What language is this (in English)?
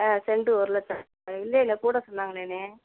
Tamil